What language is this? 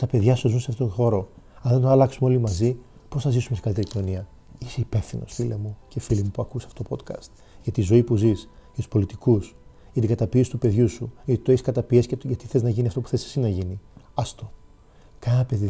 Greek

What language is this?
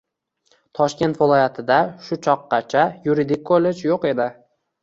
Uzbek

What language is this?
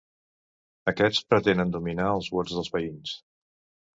Catalan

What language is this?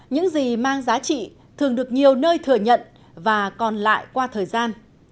Vietnamese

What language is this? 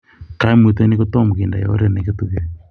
Kalenjin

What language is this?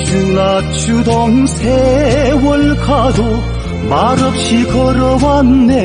Korean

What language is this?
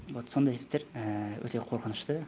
Kazakh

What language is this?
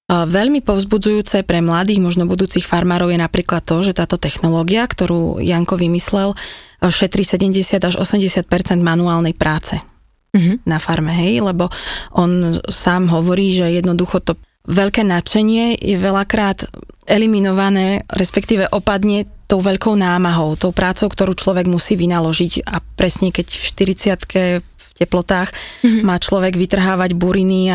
Slovak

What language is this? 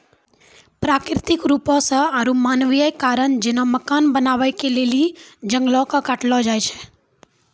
Maithili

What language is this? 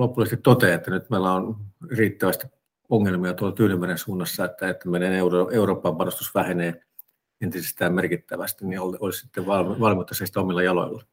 Finnish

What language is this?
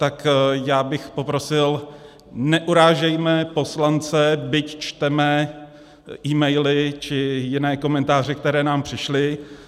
Czech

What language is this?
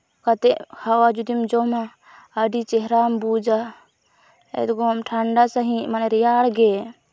Santali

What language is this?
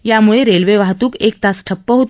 Marathi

